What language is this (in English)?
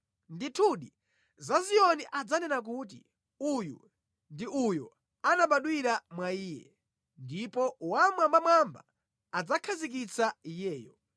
Nyanja